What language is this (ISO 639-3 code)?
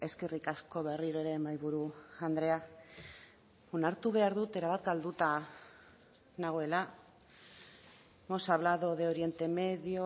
eus